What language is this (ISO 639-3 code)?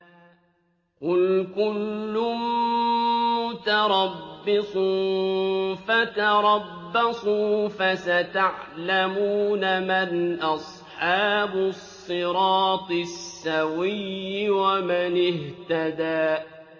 ara